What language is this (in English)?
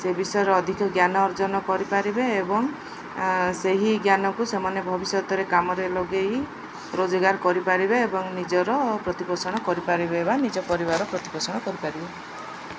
Odia